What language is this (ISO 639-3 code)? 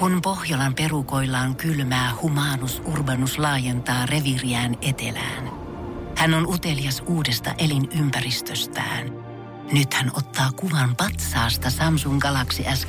fin